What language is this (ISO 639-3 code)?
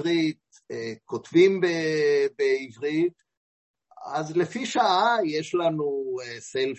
heb